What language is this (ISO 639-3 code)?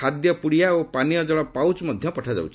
ori